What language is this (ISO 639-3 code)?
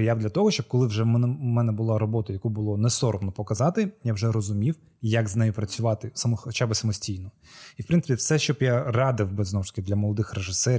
ukr